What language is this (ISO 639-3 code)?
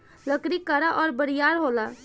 bho